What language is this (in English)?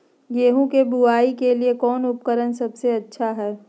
Magahi